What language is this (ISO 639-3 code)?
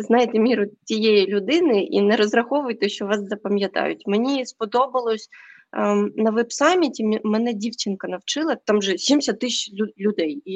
ukr